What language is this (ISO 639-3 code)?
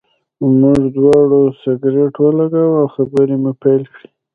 pus